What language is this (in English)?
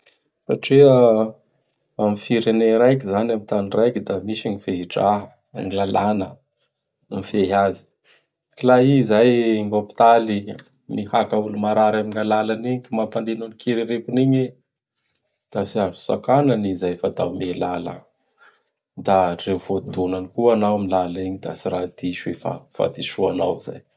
Bara Malagasy